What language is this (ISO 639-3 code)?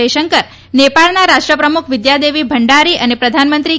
guj